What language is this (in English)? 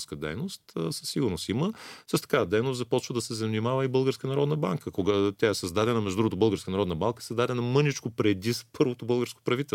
Bulgarian